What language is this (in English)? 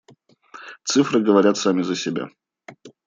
Russian